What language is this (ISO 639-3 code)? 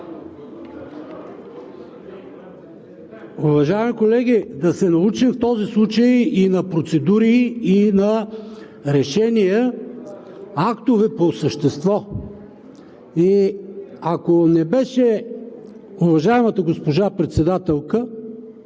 bul